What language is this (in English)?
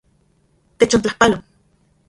Central Puebla Nahuatl